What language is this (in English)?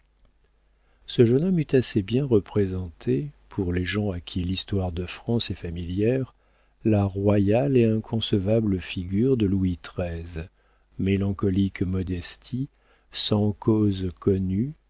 French